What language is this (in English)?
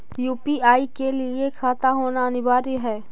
Magahi